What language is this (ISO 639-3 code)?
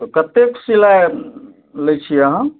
mai